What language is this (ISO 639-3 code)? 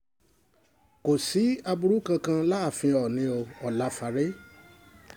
yor